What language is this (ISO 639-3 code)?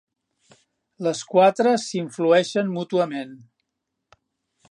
cat